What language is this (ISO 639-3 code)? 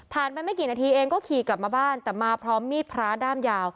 tha